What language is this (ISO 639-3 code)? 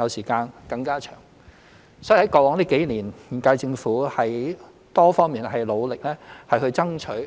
yue